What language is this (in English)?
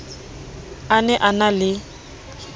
Southern Sotho